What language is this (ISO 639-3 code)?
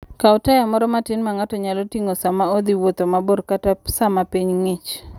luo